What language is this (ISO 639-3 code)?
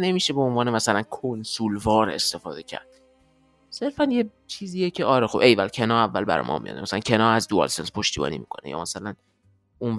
fas